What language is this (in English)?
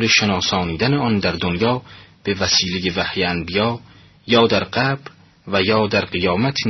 Persian